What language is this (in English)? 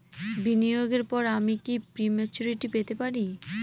Bangla